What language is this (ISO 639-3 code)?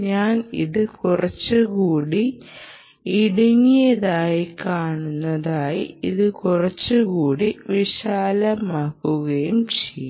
mal